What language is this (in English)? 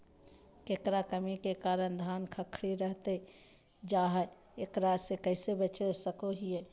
Magahi